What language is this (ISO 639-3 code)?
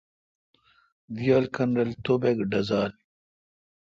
xka